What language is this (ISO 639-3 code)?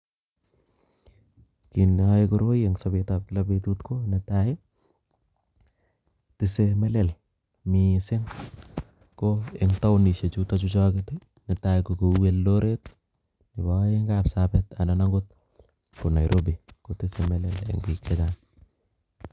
kln